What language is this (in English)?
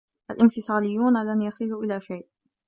Arabic